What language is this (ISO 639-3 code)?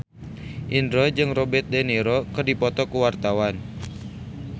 sun